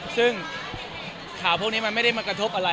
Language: Thai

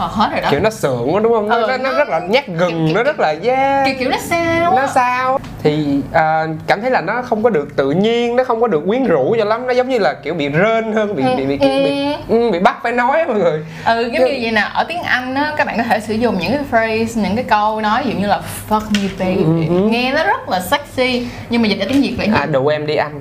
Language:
Vietnamese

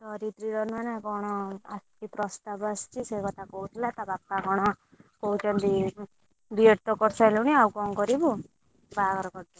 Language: Odia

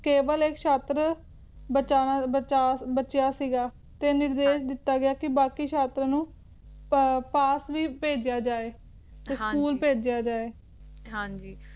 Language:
Punjabi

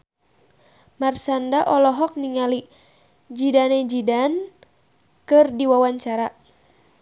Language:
Sundanese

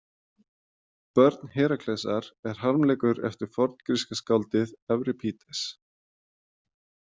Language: Icelandic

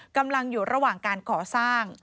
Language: Thai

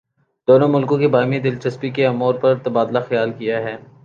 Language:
Urdu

